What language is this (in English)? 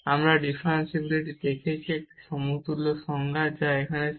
Bangla